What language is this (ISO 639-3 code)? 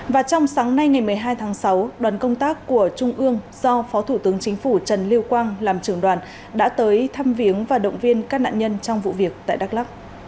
vie